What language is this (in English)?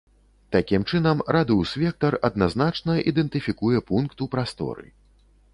Belarusian